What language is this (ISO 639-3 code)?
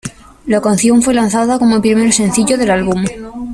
spa